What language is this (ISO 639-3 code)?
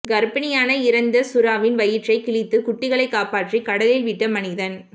tam